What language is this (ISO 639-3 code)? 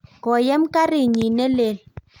kln